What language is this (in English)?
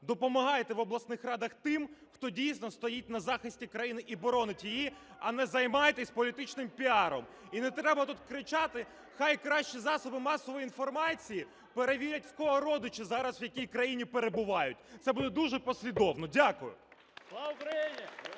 Ukrainian